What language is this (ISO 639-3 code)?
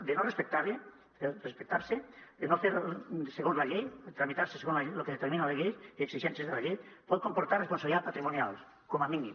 cat